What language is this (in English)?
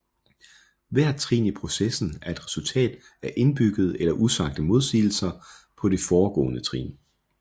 Danish